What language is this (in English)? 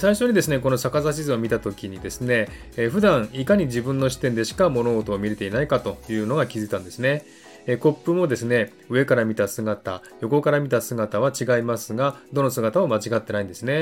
Japanese